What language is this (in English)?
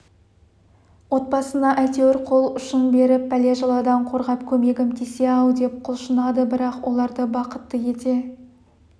Kazakh